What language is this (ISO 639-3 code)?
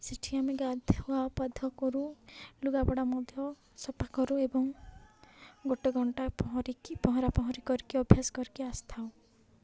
ori